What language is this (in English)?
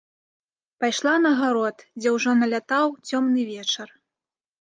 Belarusian